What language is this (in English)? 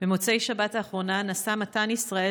Hebrew